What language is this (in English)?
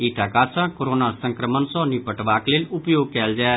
Maithili